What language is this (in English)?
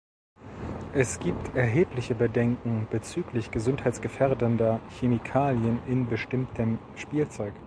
German